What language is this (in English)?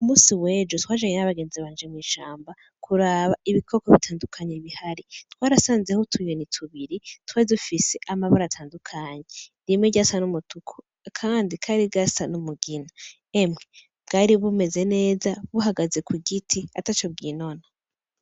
Rundi